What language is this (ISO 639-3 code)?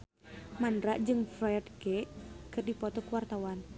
sun